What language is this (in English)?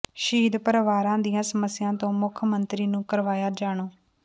Punjabi